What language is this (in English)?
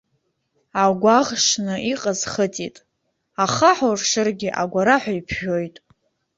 Abkhazian